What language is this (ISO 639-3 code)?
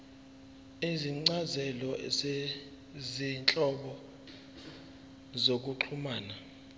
zul